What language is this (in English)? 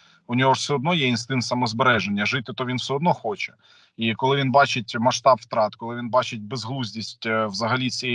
Ukrainian